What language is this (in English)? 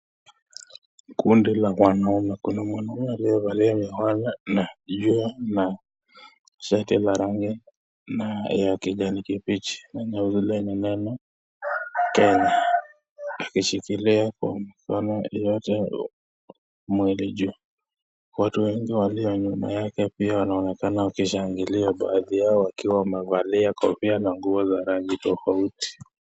Swahili